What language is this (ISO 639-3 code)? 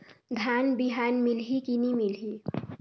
hne